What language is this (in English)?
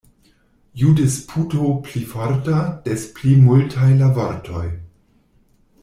Esperanto